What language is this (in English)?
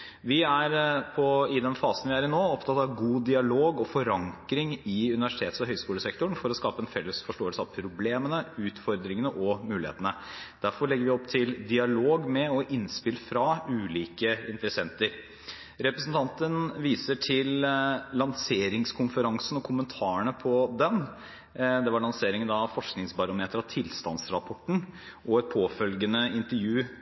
Norwegian Bokmål